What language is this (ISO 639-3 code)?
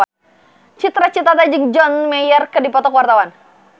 sun